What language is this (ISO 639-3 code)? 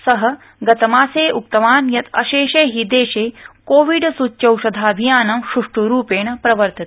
san